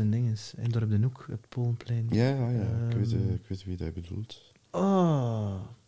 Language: Dutch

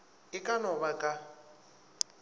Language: Northern Sotho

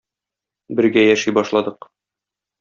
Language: Tatar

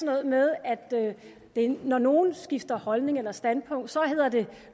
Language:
Danish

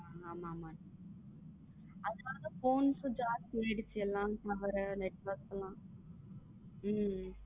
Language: Tamil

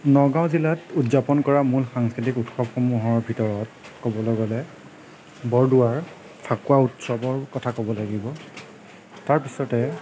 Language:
Assamese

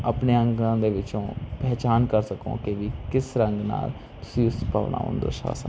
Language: Punjabi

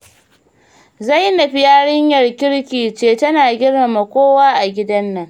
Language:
Hausa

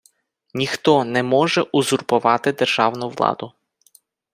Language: Ukrainian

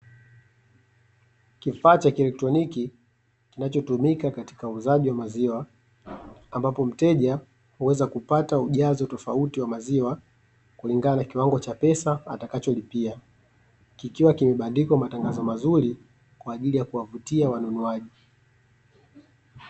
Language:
Swahili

